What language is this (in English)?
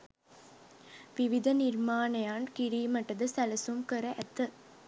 Sinhala